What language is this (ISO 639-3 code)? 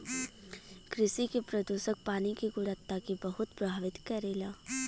bho